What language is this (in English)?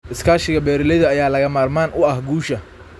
Somali